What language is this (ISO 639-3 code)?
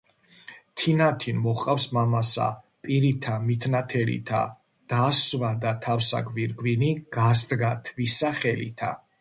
kat